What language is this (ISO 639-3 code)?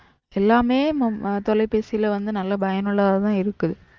tam